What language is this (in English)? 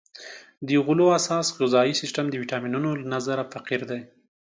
Pashto